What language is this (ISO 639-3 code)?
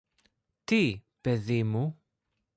ell